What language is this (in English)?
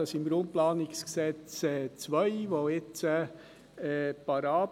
Swiss German